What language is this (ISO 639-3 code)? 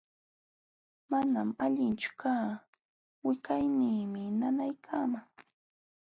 qxw